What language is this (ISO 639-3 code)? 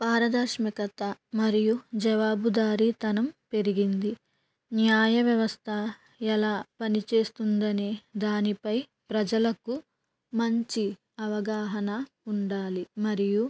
tel